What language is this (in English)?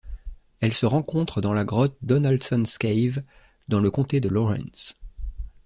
French